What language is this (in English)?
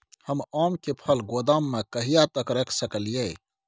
Maithili